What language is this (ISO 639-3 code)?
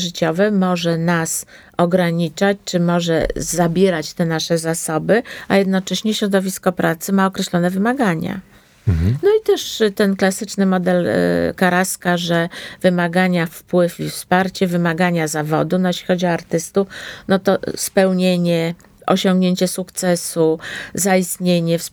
pol